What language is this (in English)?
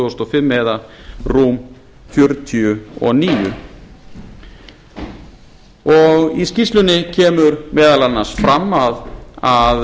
Icelandic